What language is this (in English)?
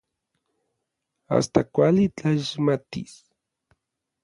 Orizaba Nahuatl